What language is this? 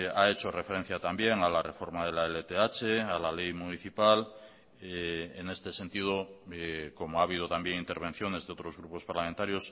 Spanish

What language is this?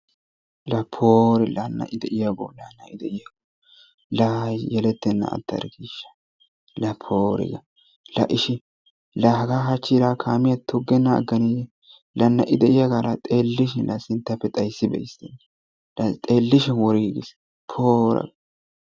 Wolaytta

